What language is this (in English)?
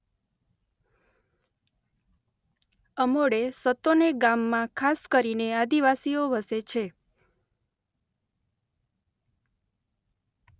Gujarati